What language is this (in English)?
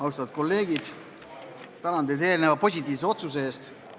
Estonian